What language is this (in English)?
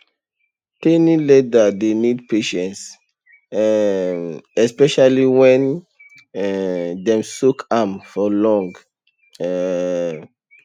Nigerian Pidgin